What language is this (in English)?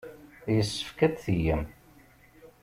Kabyle